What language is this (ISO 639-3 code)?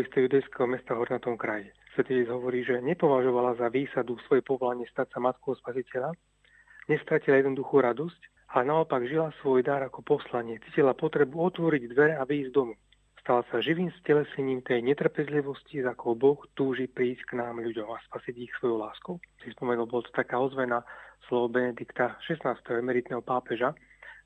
slk